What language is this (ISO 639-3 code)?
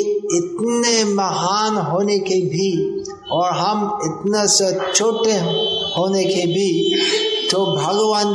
hin